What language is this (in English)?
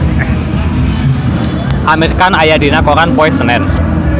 Sundanese